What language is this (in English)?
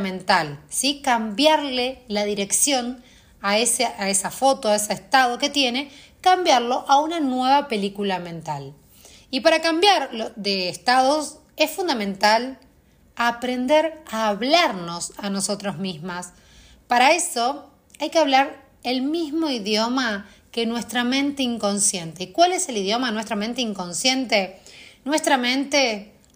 Spanish